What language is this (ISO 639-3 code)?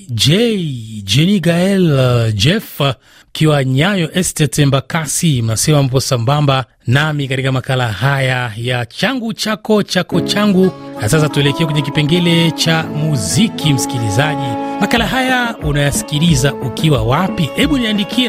swa